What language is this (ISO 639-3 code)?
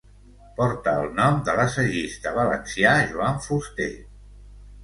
cat